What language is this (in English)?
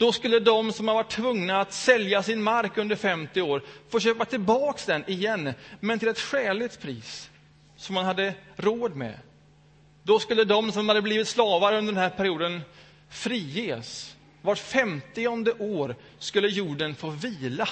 Swedish